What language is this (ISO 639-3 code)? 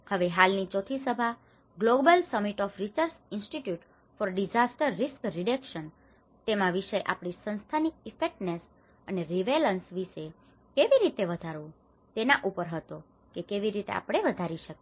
guj